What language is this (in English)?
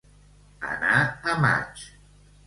Catalan